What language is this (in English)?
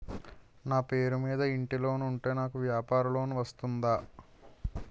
Telugu